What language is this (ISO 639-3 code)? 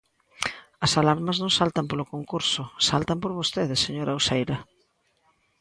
glg